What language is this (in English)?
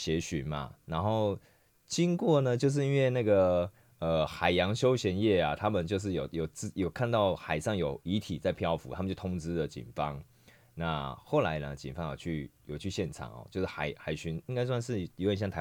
Chinese